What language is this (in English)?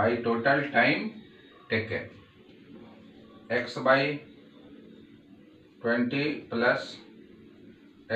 Hindi